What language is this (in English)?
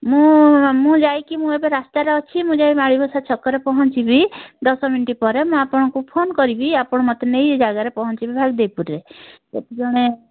Odia